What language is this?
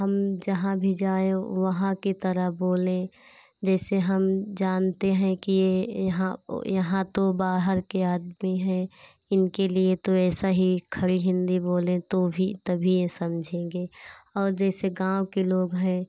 Hindi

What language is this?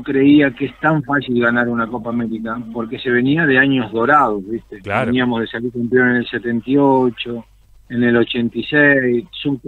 Spanish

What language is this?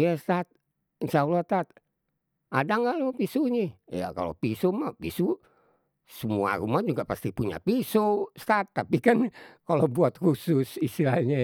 Betawi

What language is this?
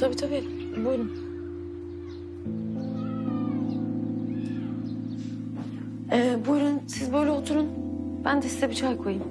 Turkish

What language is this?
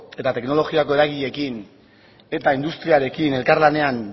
Basque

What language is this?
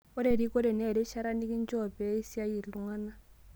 Masai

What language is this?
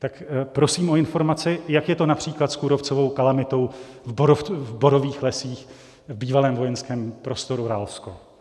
Czech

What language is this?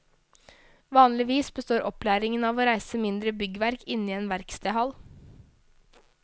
Norwegian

